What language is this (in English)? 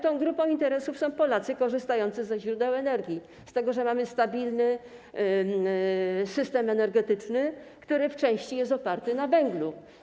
Polish